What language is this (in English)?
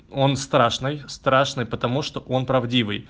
Russian